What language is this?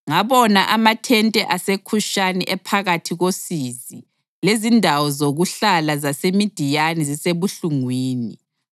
North Ndebele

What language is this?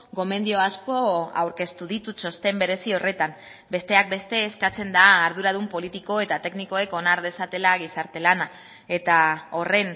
Basque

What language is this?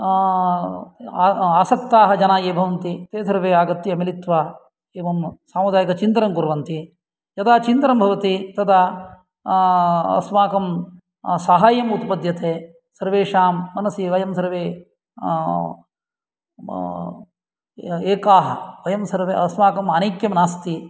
Sanskrit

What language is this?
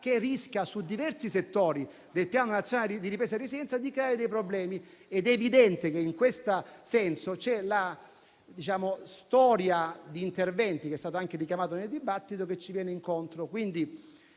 Italian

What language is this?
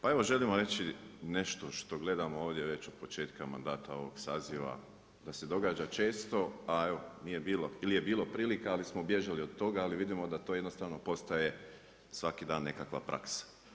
Croatian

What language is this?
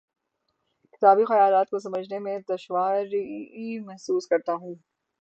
Urdu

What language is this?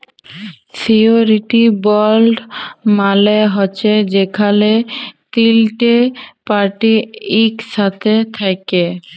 Bangla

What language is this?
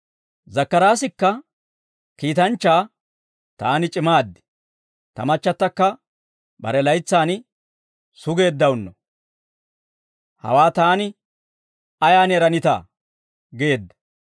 Dawro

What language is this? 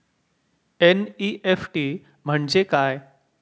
Marathi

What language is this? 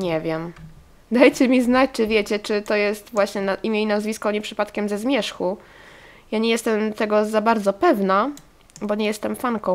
Polish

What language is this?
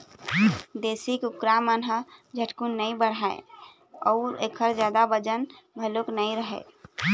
Chhattisgarhi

